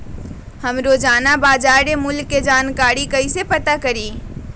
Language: Magahi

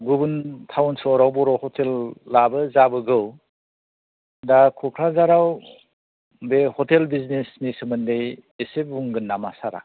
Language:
Bodo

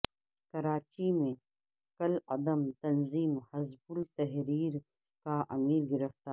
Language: Urdu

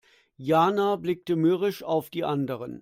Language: German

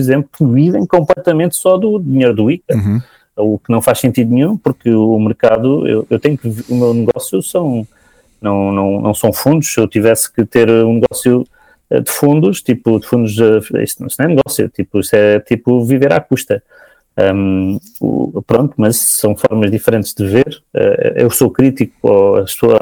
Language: Portuguese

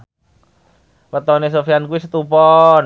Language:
Javanese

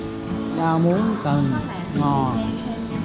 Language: Vietnamese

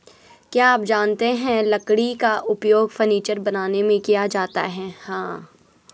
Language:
Hindi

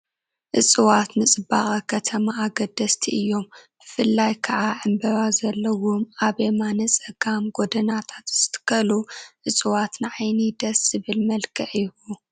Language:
Tigrinya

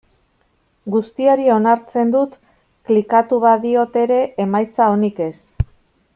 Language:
Basque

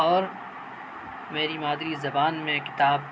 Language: Urdu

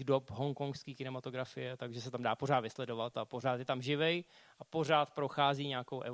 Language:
Czech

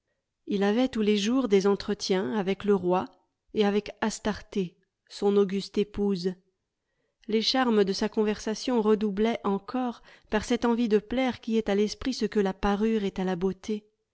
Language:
French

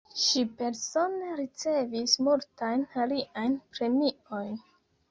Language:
Esperanto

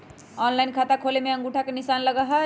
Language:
Magahi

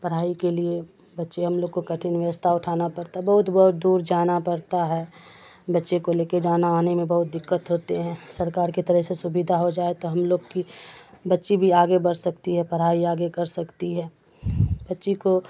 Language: Urdu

